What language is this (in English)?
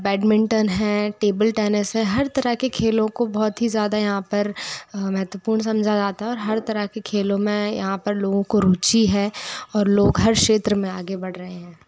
Hindi